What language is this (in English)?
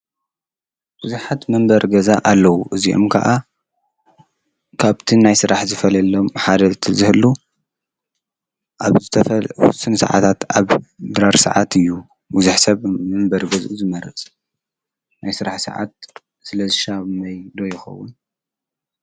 Tigrinya